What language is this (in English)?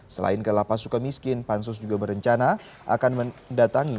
Indonesian